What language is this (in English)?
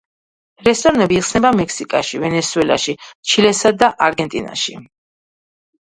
Georgian